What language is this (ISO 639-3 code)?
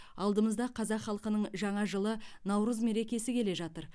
kaz